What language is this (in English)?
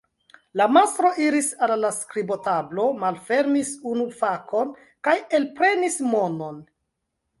Esperanto